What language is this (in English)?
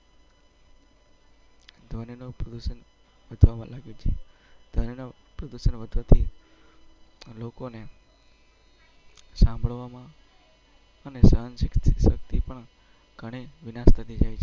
Gujarati